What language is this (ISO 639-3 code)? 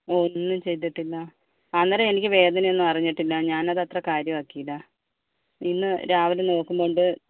mal